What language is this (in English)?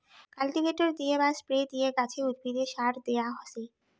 Bangla